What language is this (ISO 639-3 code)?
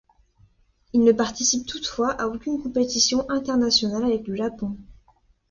fra